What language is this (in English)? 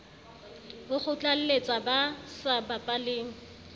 Southern Sotho